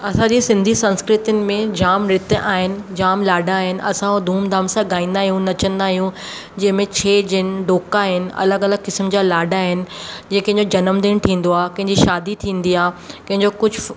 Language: Sindhi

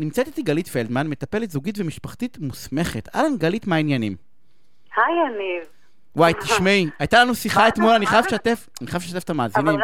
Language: Hebrew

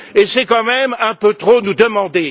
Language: French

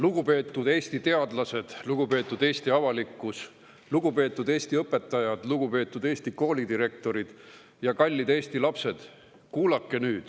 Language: Estonian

